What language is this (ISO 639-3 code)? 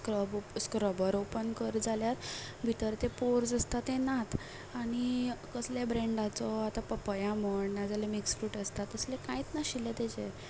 kok